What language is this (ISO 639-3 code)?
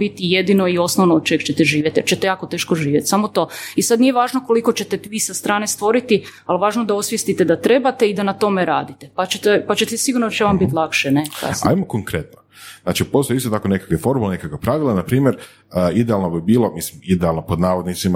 hrv